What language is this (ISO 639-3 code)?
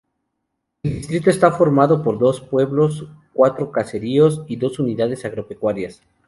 spa